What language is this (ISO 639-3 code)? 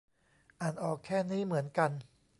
tha